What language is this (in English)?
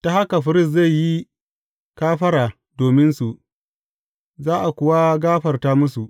Hausa